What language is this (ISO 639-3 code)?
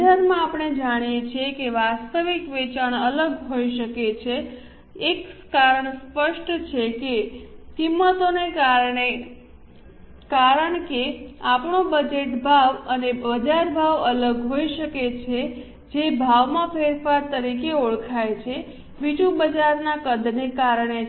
guj